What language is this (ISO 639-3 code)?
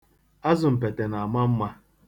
ibo